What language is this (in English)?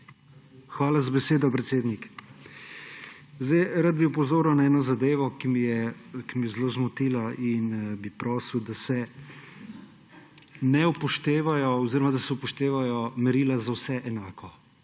Slovenian